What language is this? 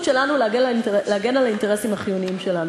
Hebrew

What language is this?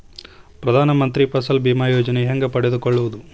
Kannada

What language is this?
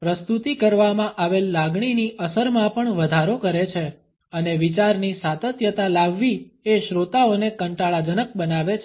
Gujarati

